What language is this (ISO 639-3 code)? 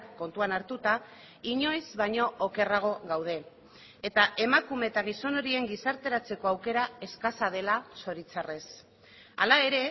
eus